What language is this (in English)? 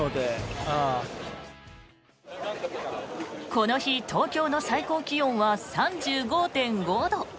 Japanese